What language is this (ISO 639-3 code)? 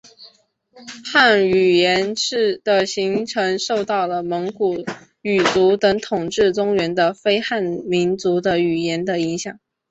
zho